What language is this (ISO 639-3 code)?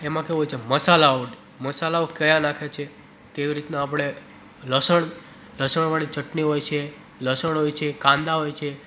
guj